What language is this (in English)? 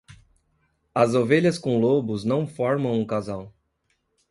Portuguese